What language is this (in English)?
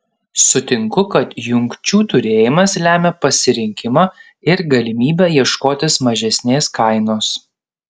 Lithuanian